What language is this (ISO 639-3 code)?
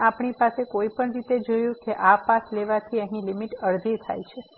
guj